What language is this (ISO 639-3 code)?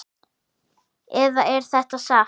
isl